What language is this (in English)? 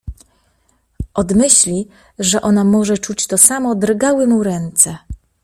Polish